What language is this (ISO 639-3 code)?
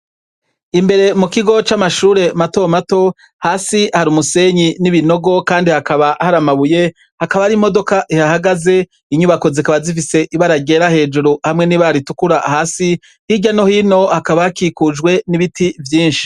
run